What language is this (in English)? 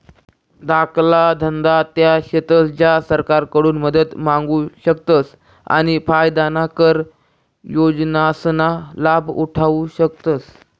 Marathi